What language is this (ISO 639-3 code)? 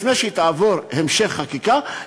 heb